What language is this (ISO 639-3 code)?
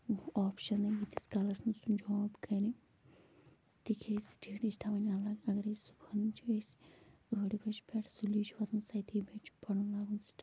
kas